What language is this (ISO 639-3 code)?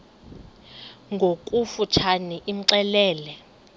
xho